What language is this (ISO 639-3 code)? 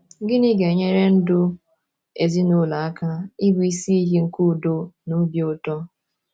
ibo